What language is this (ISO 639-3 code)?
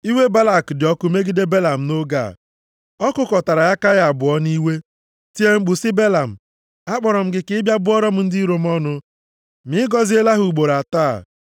ibo